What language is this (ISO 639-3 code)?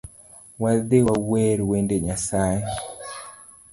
luo